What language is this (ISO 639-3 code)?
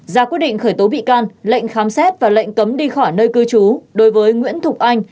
vie